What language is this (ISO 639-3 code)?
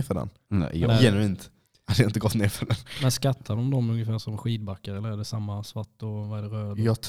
swe